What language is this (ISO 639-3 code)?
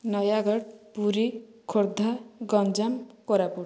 ori